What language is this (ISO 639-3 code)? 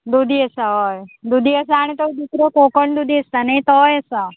kok